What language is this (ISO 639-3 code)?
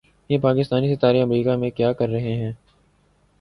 urd